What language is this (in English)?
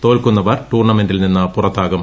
Malayalam